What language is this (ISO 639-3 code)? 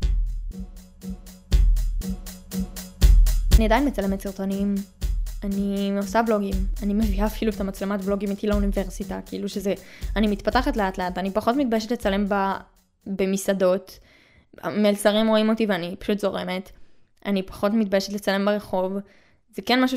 heb